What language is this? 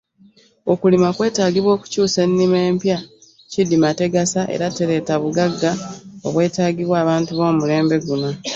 Ganda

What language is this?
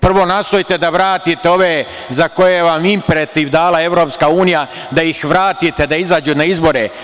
Serbian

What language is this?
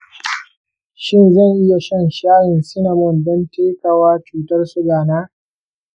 Hausa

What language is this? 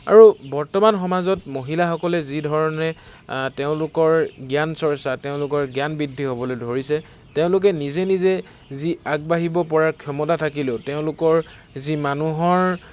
Assamese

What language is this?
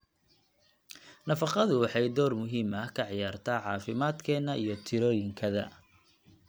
Somali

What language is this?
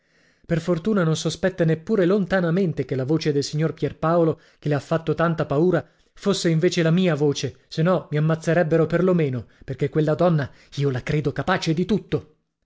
Italian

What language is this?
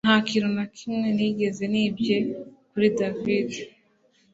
Kinyarwanda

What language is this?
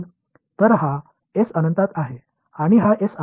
Tamil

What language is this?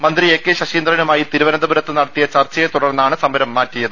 Malayalam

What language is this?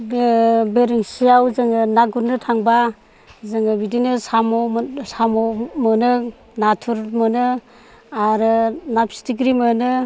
Bodo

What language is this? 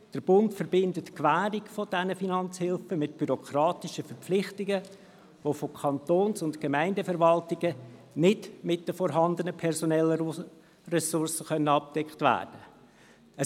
Swiss German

